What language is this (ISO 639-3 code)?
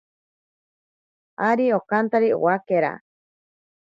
prq